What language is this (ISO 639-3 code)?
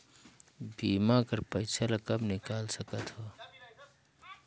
hne